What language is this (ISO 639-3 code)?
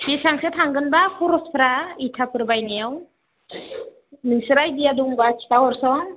brx